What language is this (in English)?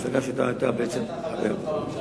Hebrew